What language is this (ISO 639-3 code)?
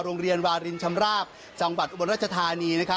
tha